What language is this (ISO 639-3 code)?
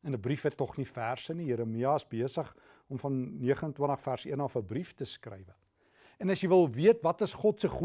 nld